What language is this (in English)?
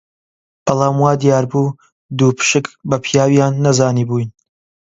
Central Kurdish